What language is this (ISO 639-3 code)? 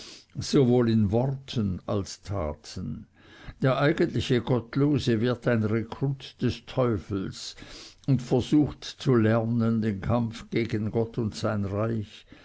deu